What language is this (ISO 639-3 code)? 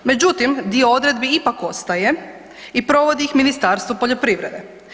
hrv